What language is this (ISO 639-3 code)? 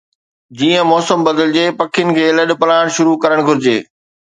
snd